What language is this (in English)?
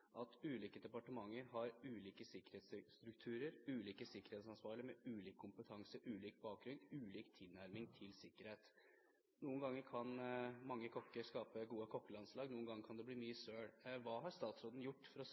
Norwegian Bokmål